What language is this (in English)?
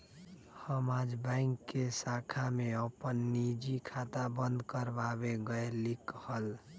Magahi